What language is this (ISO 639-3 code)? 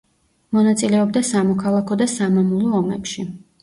kat